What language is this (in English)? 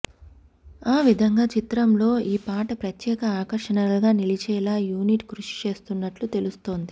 Telugu